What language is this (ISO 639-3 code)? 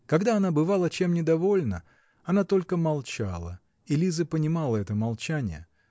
rus